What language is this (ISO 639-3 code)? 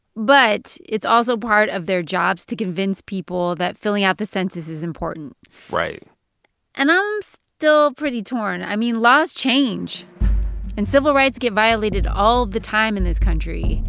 eng